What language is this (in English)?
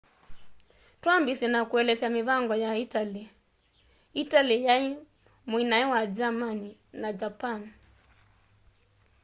Kamba